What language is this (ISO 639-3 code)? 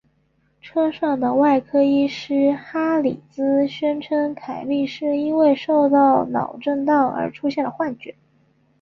zho